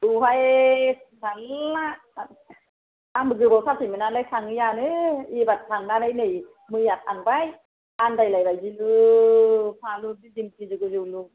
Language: Bodo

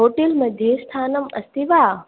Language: Sanskrit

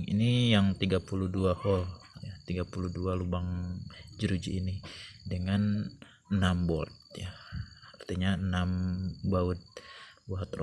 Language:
Indonesian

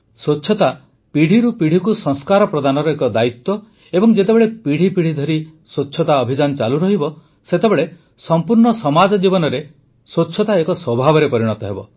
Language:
Odia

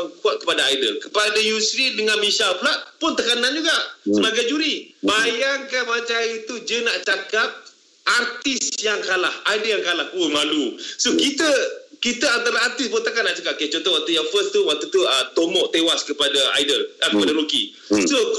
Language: Malay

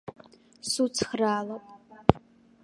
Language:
Abkhazian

